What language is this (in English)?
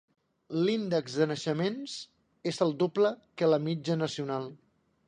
Catalan